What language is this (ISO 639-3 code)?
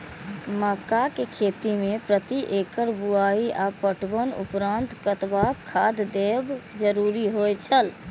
mai